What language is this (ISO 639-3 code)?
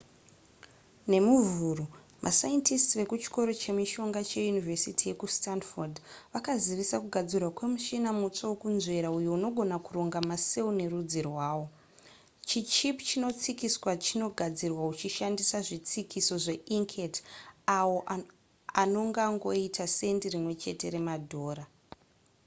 sna